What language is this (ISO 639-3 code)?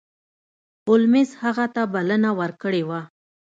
pus